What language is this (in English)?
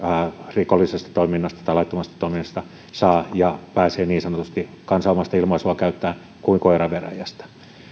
Finnish